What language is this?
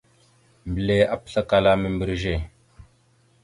Mada (Cameroon)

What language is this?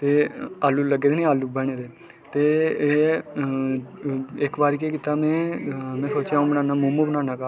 Dogri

